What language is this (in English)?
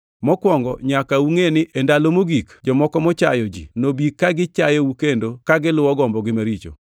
Luo (Kenya and Tanzania)